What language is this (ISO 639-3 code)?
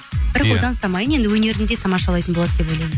kaz